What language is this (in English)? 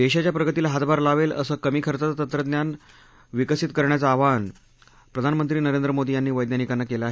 Marathi